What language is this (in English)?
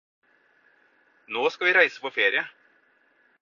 Norwegian Bokmål